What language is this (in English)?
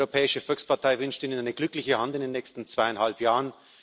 German